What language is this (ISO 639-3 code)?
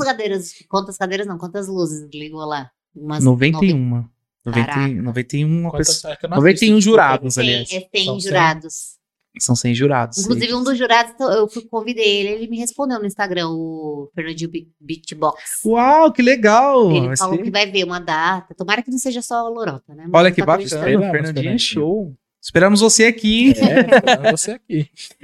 por